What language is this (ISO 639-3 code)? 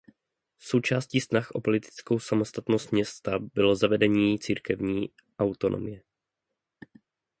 ces